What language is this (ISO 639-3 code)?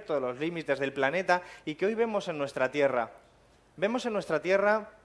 spa